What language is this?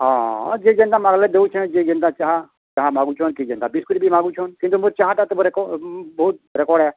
Odia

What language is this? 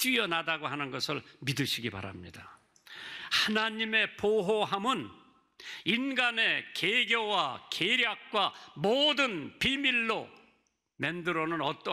Korean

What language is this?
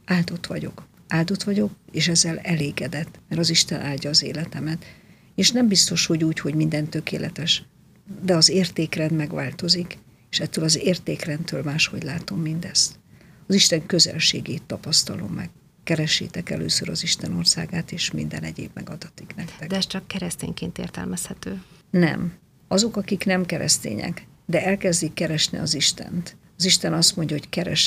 Hungarian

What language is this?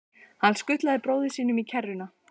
Icelandic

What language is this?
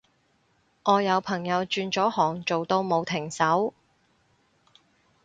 Cantonese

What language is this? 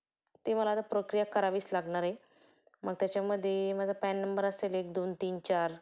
Marathi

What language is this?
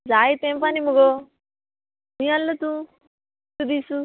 Konkani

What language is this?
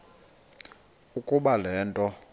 Xhosa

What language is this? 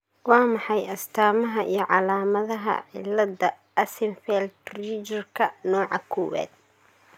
Somali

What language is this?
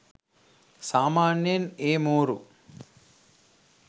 Sinhala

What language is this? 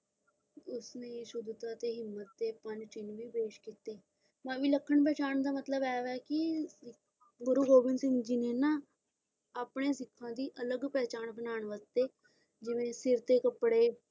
Punjabi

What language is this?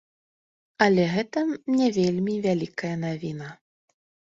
Belarusian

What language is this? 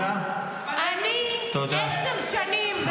Hebrew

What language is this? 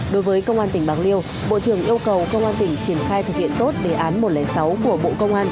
Vietnamese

